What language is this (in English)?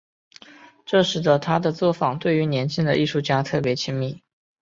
Chinese